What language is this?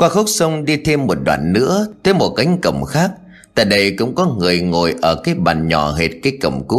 Vietnamese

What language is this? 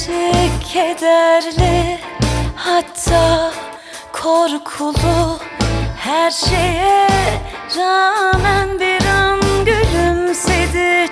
Turkish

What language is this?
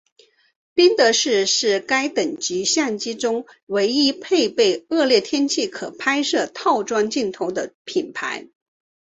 Chinese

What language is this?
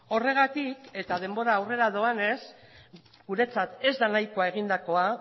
Basque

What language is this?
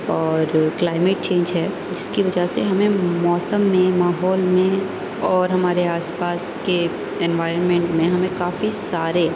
Urdu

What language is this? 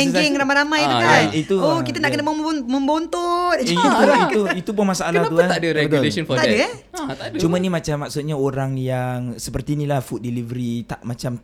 Malay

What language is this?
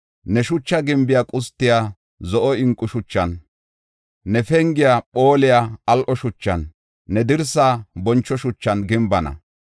Gofa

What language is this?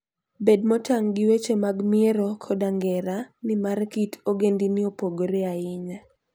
Luo (Kenya and Tanzania)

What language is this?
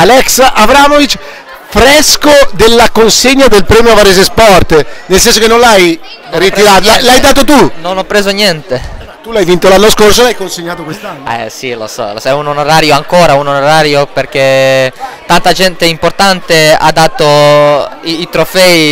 Italian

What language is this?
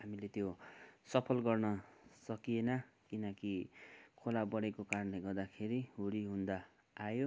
Nepali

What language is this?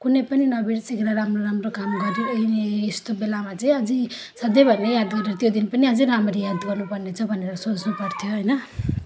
Nepali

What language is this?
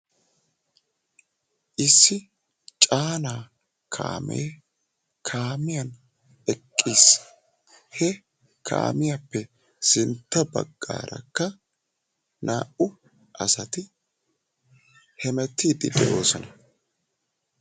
Wolaytta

